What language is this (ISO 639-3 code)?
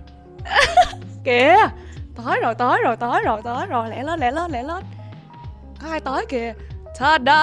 vie